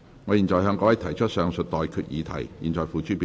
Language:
Cantonese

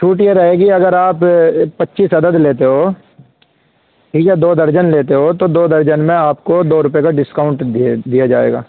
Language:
Urdu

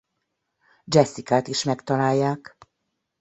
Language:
Hungarian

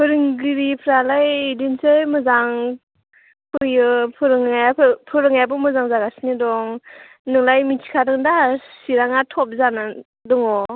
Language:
Bodo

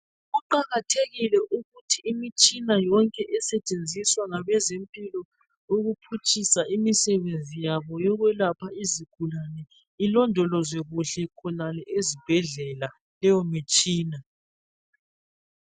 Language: North Ndebele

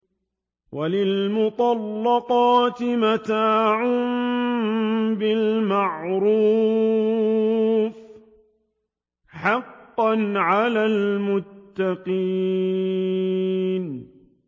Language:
Arabic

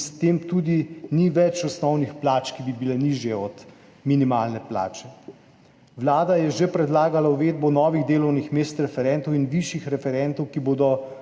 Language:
Slovenian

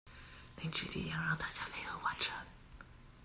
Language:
Chinese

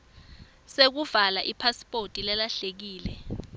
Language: Swati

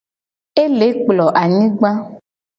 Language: Gen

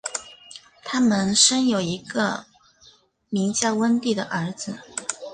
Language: Chinese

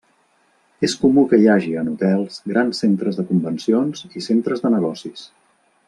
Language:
Catalan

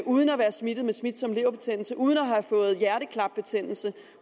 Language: Danish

